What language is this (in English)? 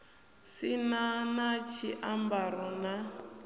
Venda